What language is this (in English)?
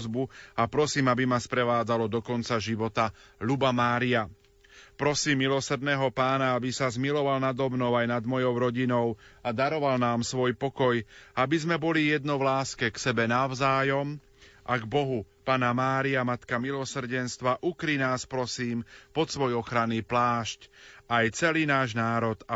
Slovak